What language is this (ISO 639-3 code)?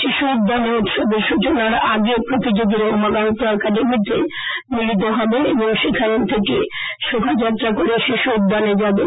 ben